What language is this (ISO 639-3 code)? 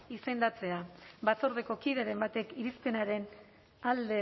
eus